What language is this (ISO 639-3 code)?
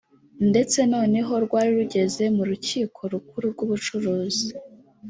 kin